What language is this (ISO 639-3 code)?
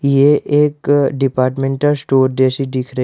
hin